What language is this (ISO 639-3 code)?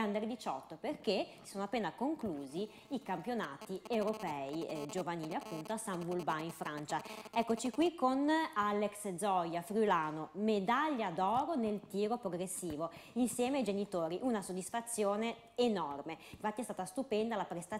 ita